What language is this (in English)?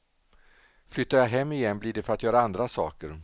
Swedish